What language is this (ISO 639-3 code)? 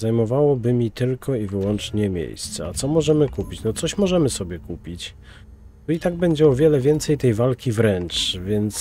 pol